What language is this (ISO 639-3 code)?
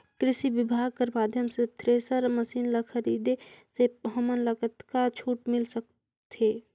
hne